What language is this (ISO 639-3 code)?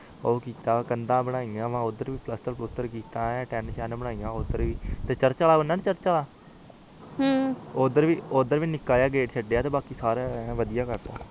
pan